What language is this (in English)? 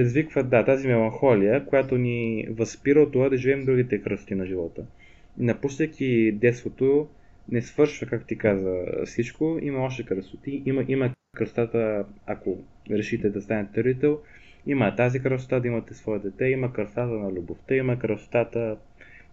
Bulgarian